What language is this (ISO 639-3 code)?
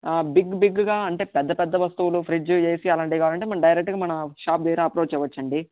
tel